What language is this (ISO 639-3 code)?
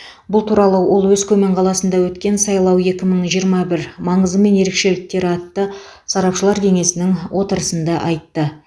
kaz